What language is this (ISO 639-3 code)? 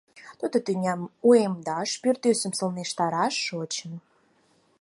chm